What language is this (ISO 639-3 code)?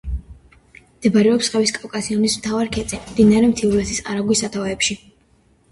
kat